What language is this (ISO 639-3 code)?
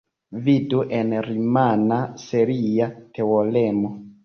epo